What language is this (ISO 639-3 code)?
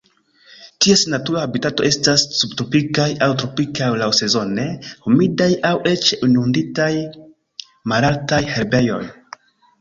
epo